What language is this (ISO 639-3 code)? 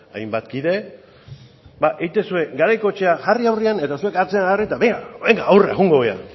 eus